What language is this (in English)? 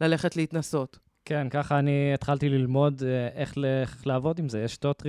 Hebrew